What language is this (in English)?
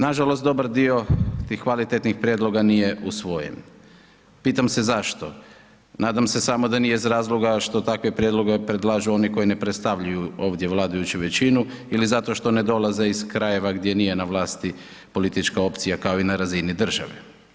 Croatian